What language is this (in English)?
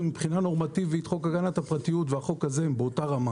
Hebrew